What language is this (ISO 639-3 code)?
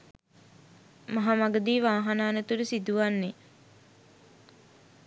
sin